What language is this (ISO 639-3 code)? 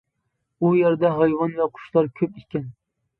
uig